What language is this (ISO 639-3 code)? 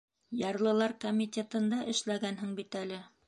bak